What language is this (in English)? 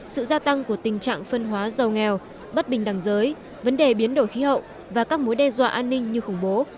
Vietnamese